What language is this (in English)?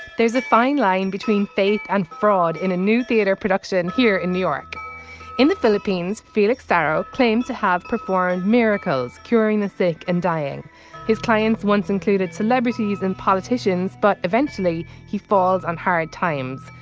English